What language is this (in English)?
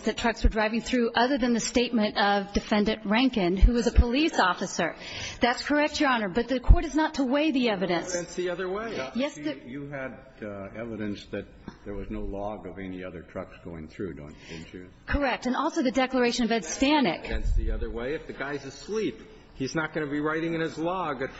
English